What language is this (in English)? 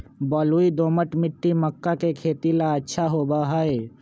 Magahi